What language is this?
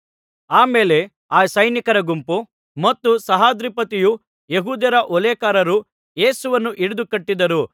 Kannada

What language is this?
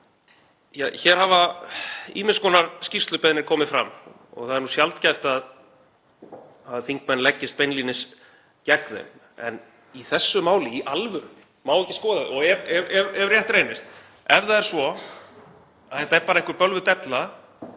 Icelandic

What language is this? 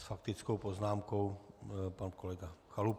Czech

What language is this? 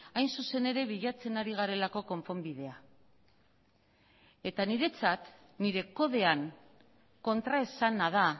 Basque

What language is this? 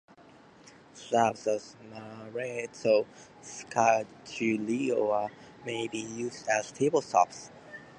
English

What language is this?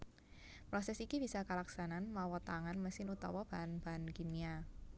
Javanese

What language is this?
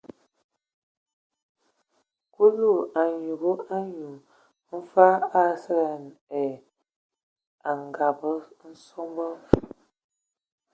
Ewondo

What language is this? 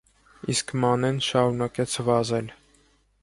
Armenian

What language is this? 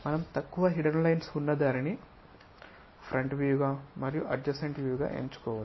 Telugu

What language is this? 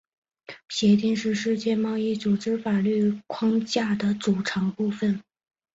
Chinese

